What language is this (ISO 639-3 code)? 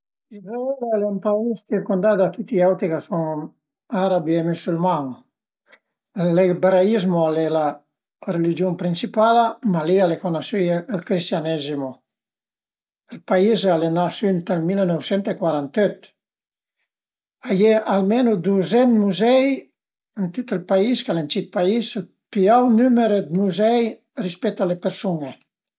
pms